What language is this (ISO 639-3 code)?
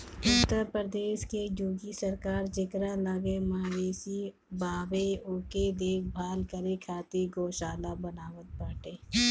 bho